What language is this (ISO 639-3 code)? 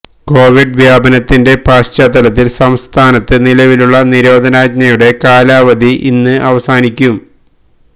mal